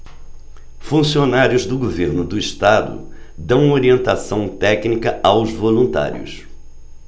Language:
Portuguese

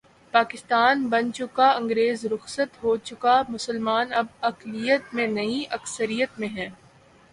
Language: Urdu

